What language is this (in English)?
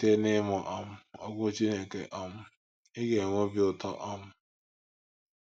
Igbo